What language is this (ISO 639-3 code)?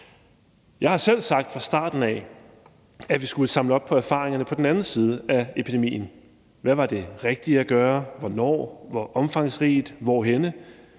dan